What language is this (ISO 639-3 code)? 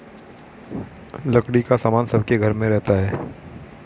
hin